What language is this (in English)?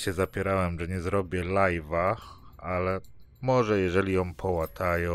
Polish